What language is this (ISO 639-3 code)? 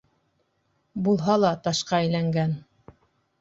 bak